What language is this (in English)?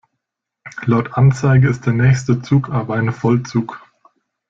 German